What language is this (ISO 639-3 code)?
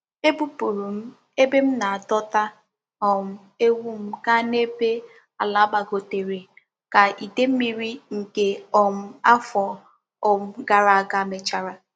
ibo